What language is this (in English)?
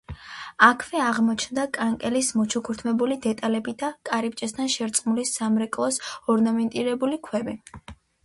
Georgian